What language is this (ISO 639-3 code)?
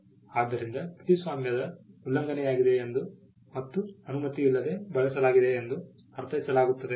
kan